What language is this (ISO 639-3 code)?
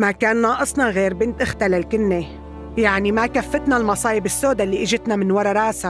ara